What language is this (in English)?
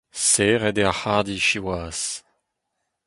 Breton